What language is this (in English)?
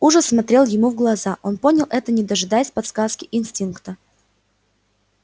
Russian